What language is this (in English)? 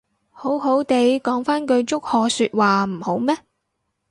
Cantonese